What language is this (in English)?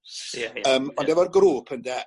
Welsh